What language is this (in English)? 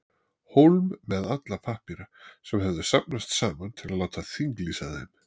Icelandic